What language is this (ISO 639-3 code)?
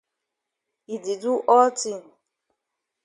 wes